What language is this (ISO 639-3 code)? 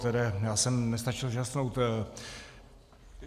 ces